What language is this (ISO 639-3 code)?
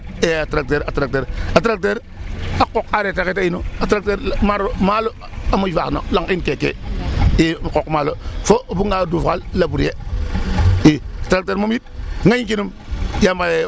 srr